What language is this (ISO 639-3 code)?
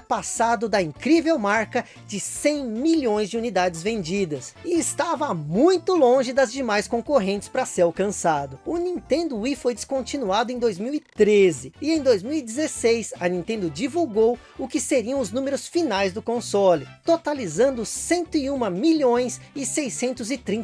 por